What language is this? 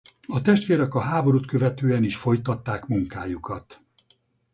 Hungarian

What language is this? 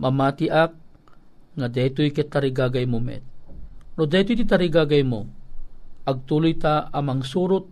Filipino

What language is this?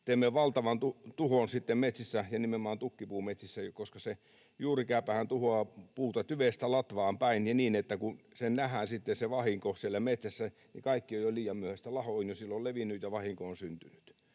Finnish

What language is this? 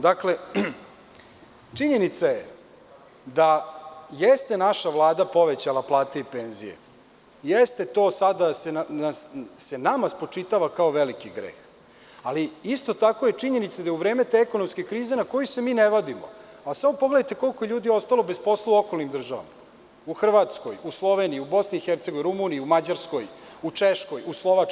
Serbian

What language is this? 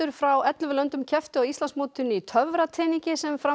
Icelandic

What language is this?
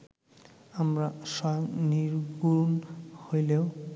Bangla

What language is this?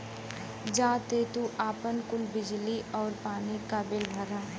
Bhojpuri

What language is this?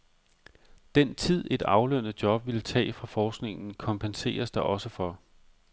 Danish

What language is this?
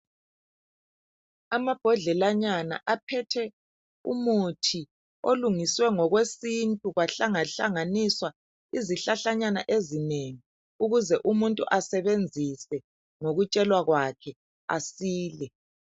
North Ndebele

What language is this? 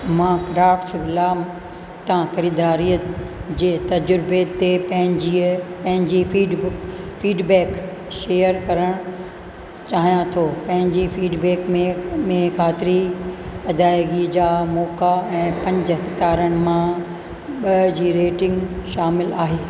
Sindhi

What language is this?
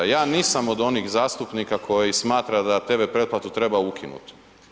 Croatian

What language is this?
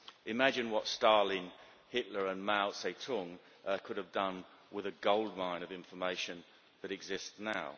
English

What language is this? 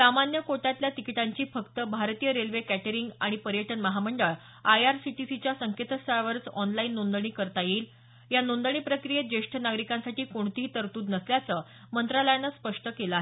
Marathi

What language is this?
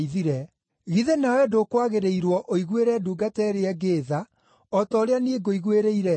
Kikuyu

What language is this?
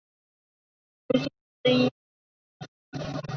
Chinese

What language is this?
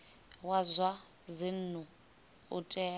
Venda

